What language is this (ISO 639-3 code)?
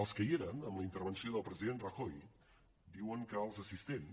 cat